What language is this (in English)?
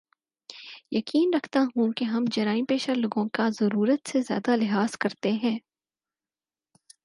Urdu